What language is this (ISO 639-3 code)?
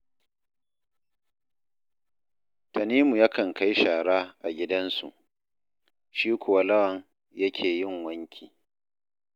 hau